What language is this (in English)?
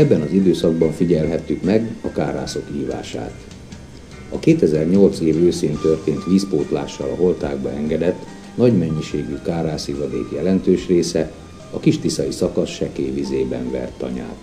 Hungarian